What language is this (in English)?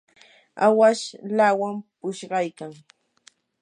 Yanahuanca Pasco Quechua